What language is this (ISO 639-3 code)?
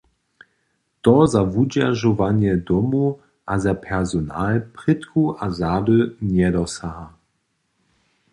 hsb